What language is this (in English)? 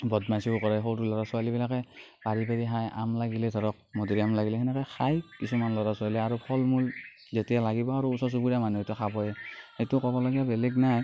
Assamese